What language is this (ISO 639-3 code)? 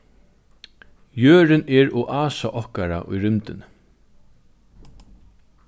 fao